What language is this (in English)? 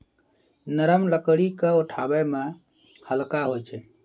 Maithili